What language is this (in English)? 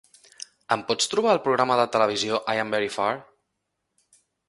Catalan